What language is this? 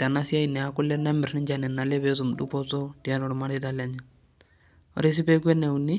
Masai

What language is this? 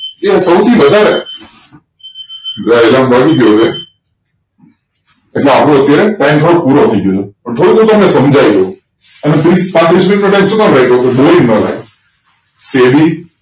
Gujarati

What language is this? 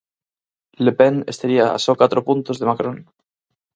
Galician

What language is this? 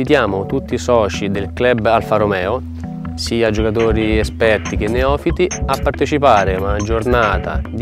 Italian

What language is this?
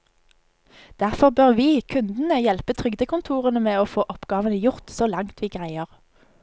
Norwegian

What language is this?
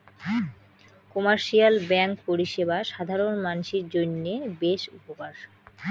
Bangla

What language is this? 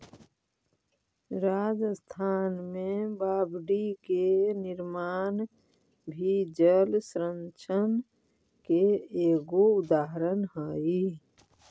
Magahi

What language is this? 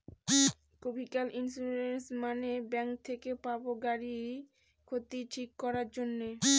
Bangla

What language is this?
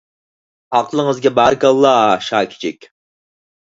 Uyghur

